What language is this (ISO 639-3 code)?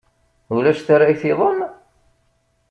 kab